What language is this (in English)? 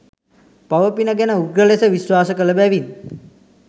Sinhala